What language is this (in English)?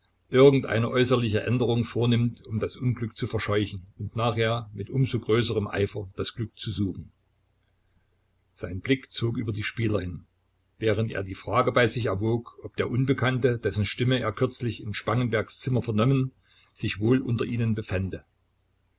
German